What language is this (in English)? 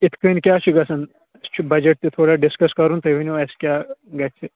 Kashmiri